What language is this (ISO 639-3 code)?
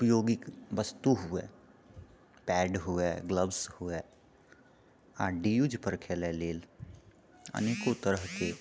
mai